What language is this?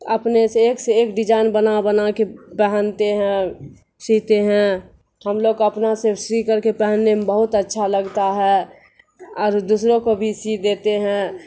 Urdu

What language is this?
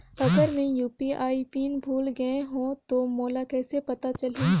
Chhattisgarhi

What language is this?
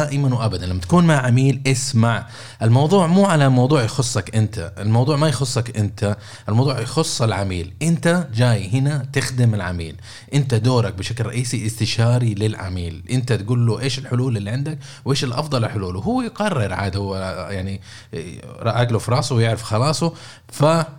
Arabic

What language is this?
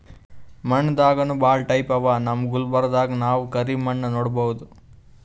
Kannada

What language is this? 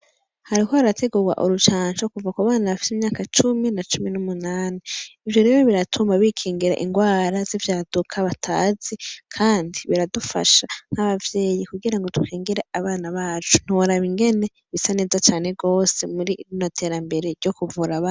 Rundi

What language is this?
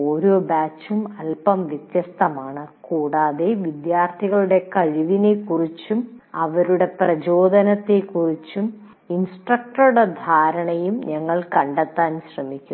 Malayalam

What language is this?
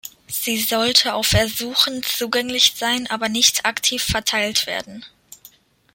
German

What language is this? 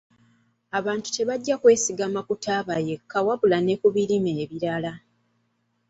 Ganda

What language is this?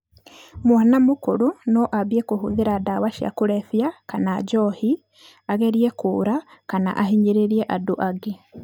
Kikuyu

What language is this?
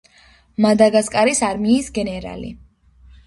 Georgian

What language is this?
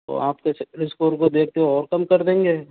Hindi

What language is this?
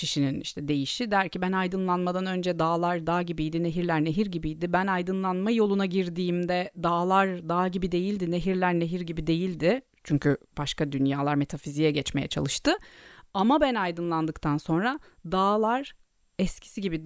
Turkish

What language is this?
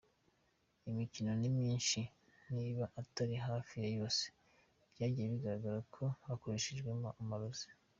Kinyarwanda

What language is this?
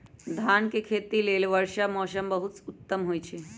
Magahi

